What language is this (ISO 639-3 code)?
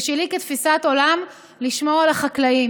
heb